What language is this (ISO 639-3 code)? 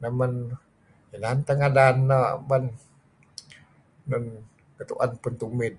kzi